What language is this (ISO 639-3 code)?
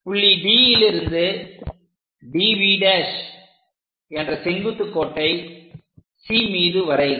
tam